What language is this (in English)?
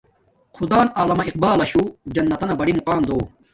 Domaaki